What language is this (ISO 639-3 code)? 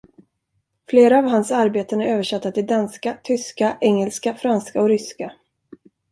swe